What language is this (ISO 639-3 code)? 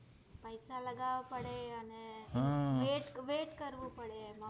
guj